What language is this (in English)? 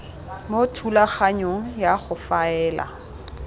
Tswana